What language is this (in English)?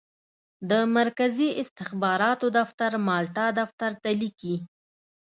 Pashto